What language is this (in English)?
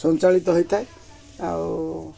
Odia